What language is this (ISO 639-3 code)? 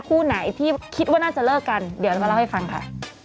tha